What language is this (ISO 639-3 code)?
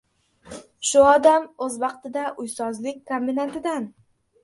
uzb